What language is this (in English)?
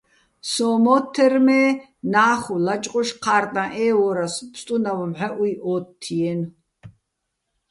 Bats